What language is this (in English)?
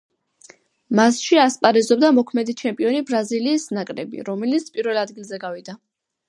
Georgian